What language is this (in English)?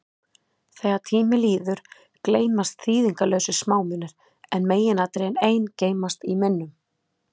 Icelandic